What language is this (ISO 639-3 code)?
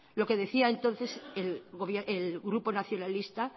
spa